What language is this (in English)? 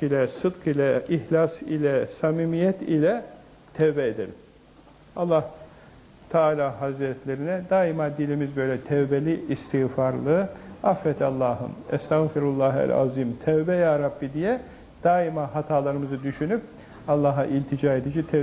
Turkish